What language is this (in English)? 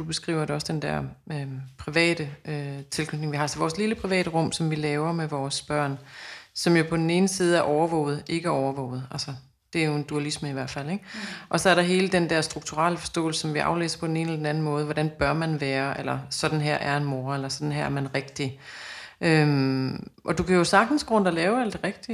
Danish